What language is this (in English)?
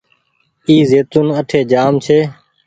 Goaria